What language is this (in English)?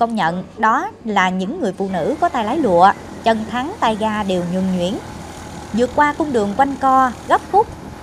Vietnamese